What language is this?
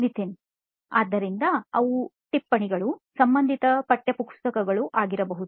Kannada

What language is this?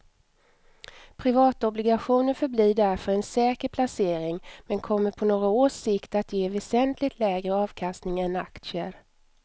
Swedish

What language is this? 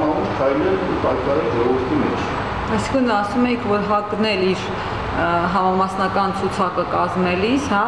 Turkish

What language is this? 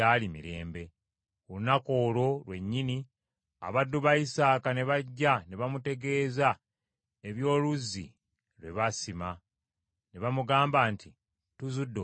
Ganda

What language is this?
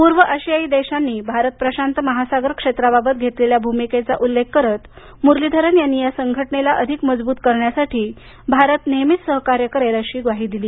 Marathi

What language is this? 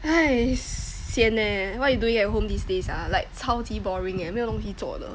English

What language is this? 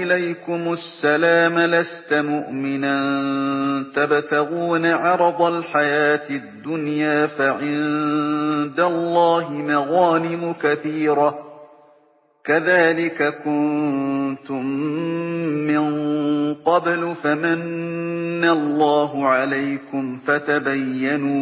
Arabic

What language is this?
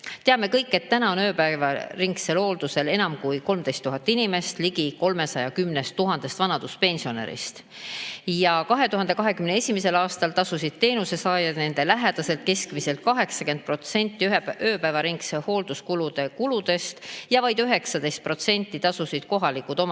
Estonian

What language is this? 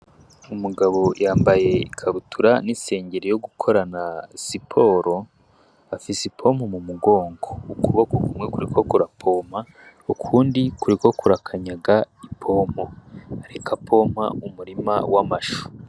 Rundi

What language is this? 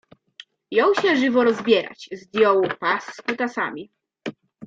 Polish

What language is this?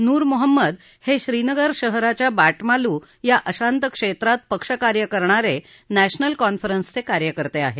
Marathi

